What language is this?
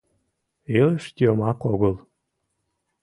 Mari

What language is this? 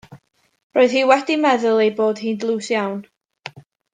Welsh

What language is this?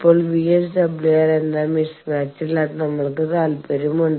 Malayalam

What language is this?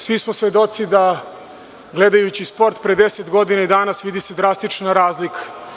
Serbian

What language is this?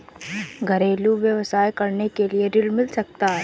Hindi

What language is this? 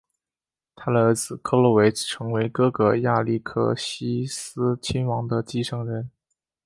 Chinese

